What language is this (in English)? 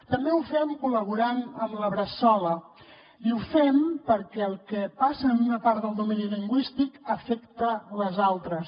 Catalan